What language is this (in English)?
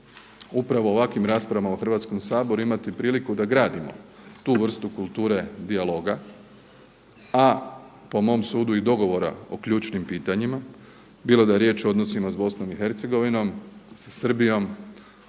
Croatian